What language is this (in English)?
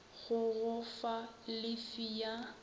Northern Sotho